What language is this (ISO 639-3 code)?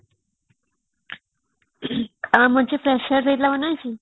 ori